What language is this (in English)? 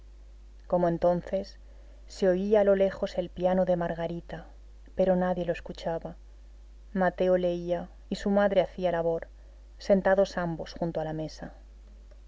Spanish